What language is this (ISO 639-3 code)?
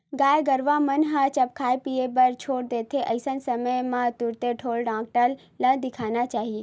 hne